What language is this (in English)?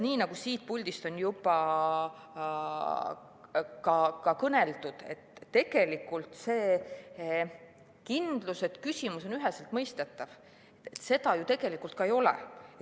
Estonian